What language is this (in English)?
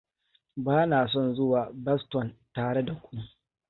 Hausa